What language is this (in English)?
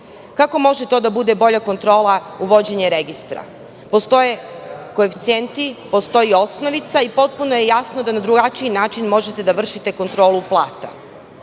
Serbian